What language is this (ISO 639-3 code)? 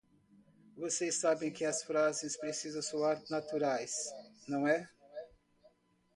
por